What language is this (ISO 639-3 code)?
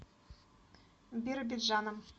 rus